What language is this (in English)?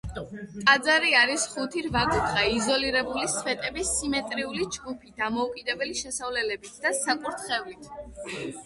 Georgian